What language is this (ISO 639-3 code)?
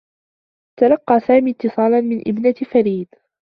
ara